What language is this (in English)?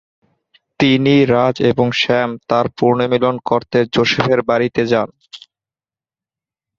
Bangla